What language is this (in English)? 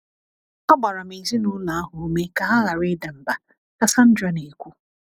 Igbo